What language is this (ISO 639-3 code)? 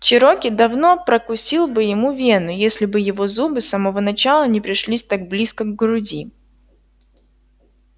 rus